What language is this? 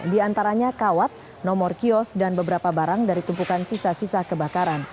Indonesian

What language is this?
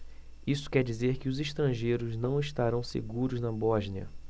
Portuguese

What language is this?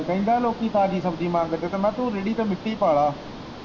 Punjabi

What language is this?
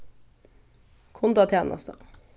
Faroese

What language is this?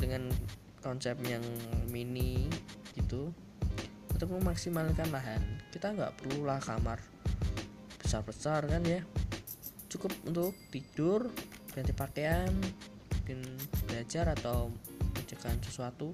Indonesian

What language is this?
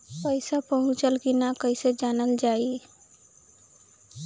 Bhojpuri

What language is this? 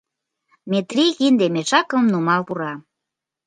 Mari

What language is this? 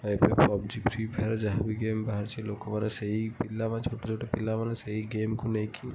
Odia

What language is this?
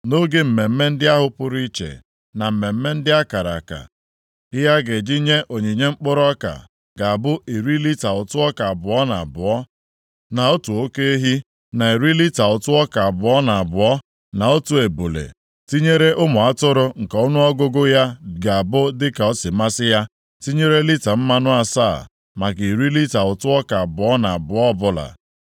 Igbo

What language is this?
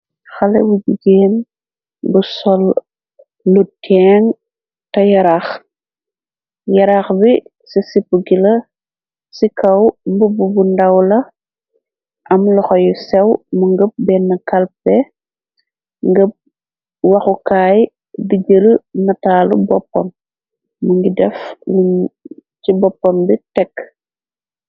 Wolof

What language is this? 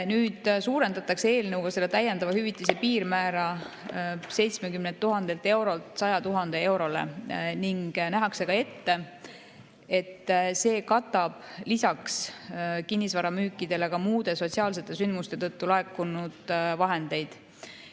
Estonian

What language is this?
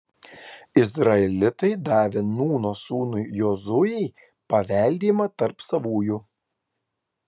Lithuanian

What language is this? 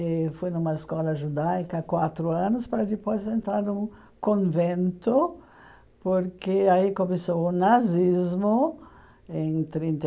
Portuguese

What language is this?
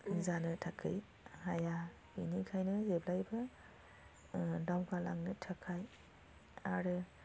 Bodo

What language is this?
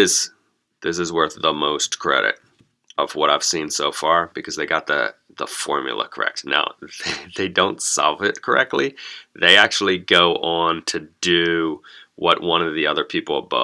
English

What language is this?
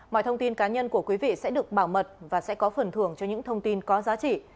Vietnamese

